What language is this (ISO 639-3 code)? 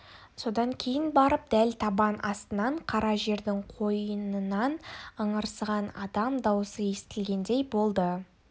kaz